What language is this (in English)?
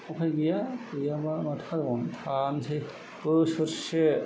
Bodo